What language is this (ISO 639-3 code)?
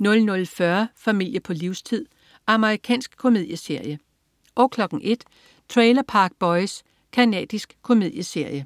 dan